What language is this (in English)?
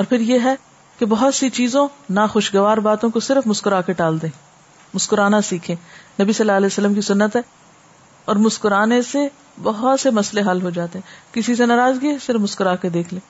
Urdu